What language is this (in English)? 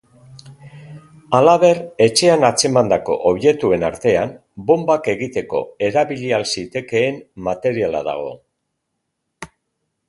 Basque